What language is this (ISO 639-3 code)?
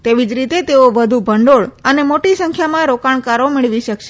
guj